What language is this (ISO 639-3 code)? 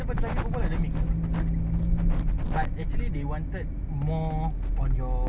eng